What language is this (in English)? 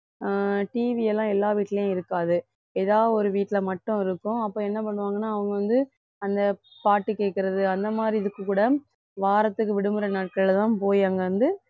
Tamil